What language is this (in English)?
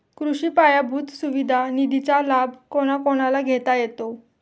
Marathi